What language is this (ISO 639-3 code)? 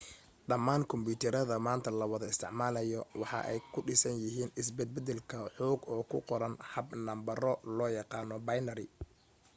som